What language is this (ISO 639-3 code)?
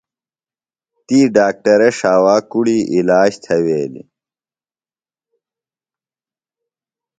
phl